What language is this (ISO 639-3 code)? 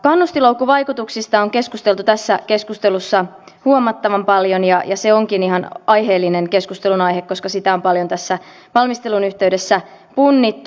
fin